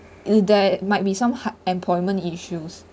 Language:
English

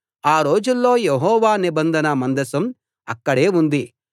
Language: Telugu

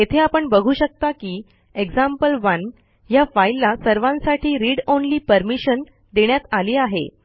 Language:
Marathi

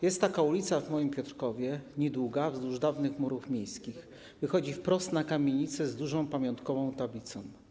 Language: Polish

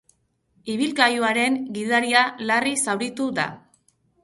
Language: Basque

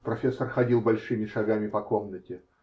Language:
Russian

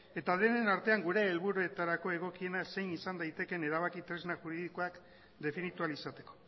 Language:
Basque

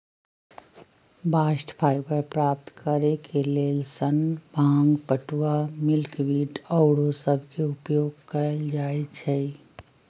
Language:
Magahi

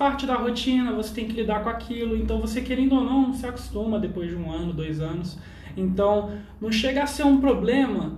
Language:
Portuguese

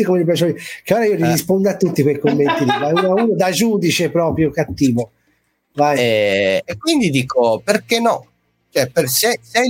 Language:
Italian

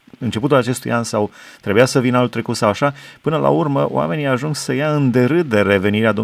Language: Romanian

